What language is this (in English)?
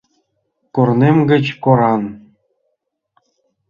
Mari